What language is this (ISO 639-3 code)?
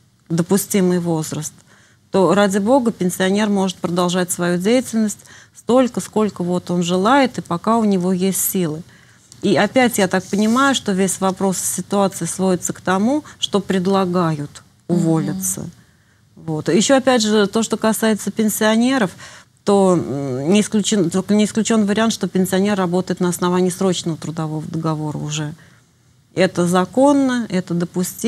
rus